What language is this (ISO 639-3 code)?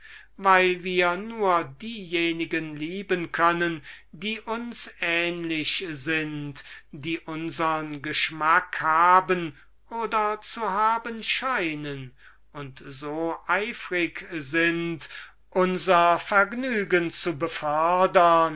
deu